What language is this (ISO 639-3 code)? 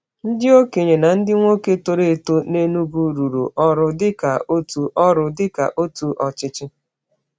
ibo